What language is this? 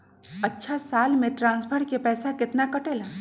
Magahi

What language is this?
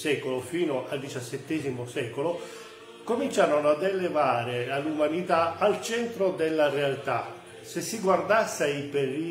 Italian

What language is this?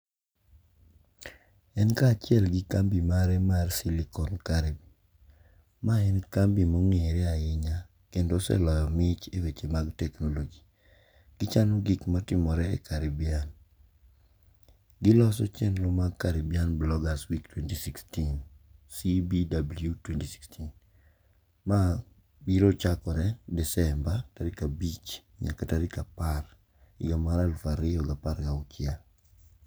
Luo (Kenya and Tanzania)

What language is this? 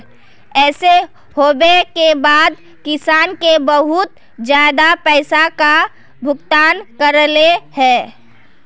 Magahi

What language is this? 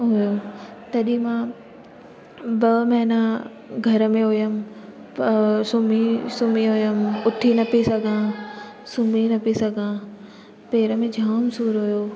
Sindhi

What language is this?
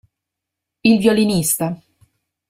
Italian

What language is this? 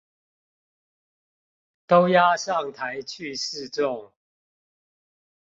Chinese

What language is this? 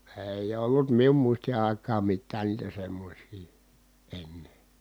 Finnish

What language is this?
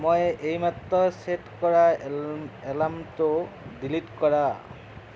Assamese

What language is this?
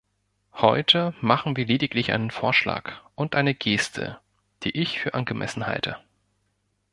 German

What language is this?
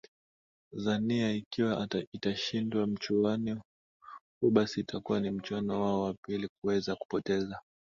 Swahili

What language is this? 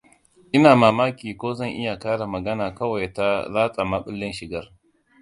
Hausa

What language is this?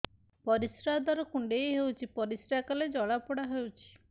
Odia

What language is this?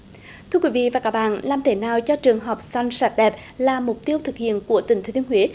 Vietnamese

